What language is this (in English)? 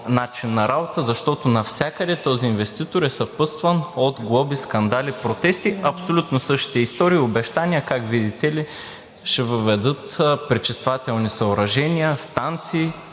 Bulgarian